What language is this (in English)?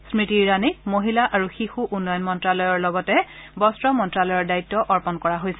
Assamese